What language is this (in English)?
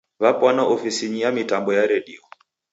Taita